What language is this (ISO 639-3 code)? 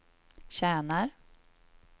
swe